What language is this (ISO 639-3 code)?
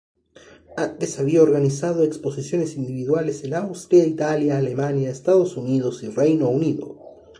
spa